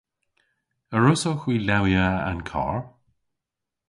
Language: Cornish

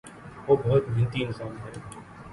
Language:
Urdu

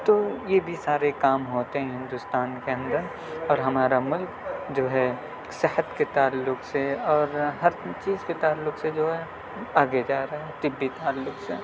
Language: Urdu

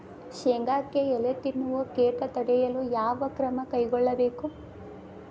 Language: Kannada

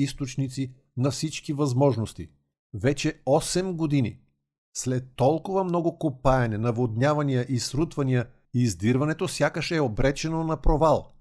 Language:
Bulgarian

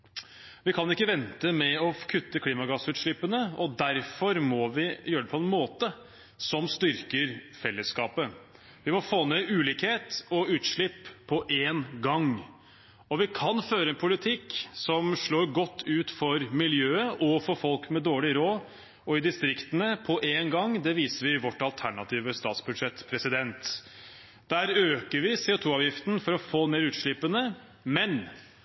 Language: Norwegian Bokmål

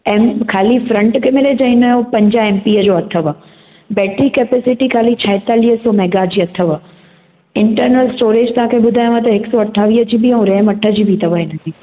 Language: Sindhi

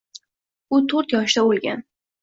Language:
Uzbek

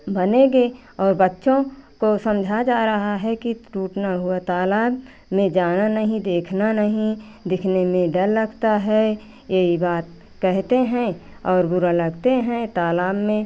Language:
Hindi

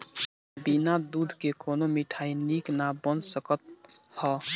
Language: Bhojpuri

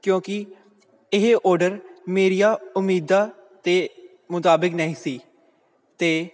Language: Punjabi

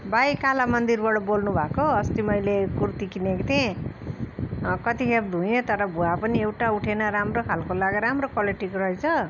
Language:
Nepali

